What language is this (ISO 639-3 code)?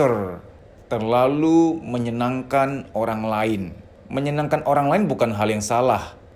ind